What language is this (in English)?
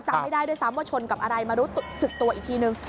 Thai